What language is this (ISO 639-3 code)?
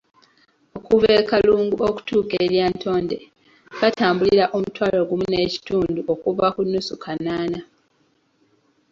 lug